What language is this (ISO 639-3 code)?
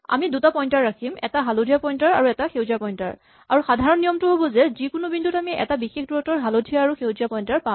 asm